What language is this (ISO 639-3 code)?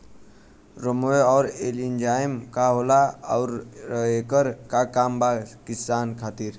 bho